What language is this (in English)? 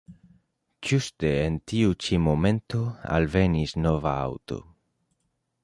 Esperanto